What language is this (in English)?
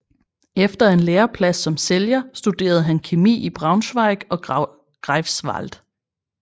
Danish